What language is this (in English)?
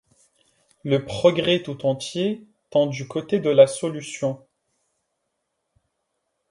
French